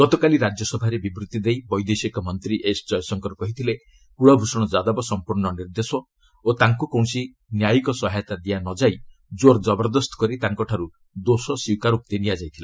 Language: Odia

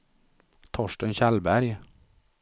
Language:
Swedish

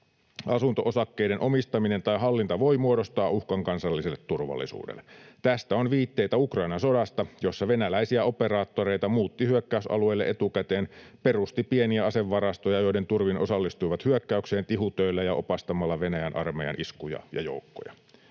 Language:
Finnish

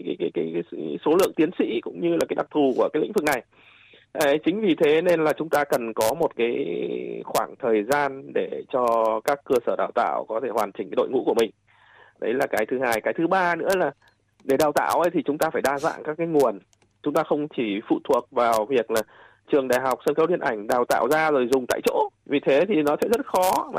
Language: Vietnamese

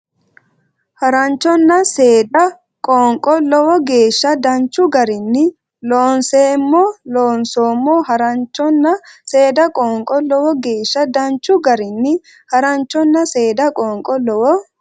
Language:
Sidamo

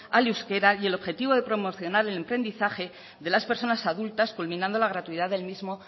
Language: Spanish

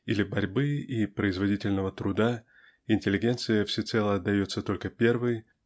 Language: Russian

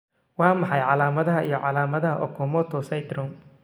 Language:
Somali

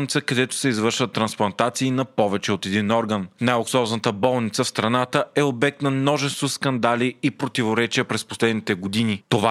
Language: Bulgarian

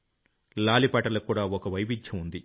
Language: Telugu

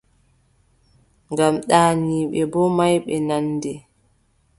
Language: Adamawa Fulfulde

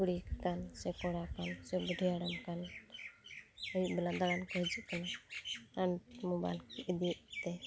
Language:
Santali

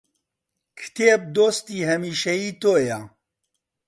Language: Central Kurdish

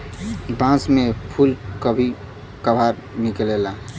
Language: Bhojpuri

